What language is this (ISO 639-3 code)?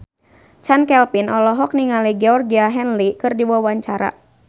sun